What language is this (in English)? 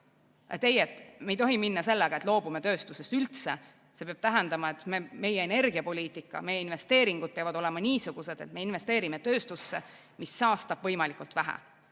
Estonian